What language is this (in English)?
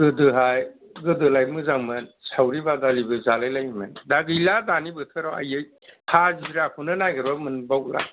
Bodo